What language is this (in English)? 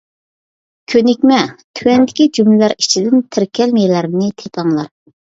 Uyghur